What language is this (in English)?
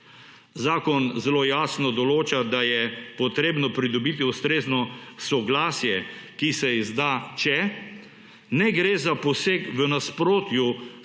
Slovenian